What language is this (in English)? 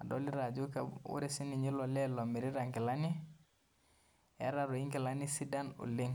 Masai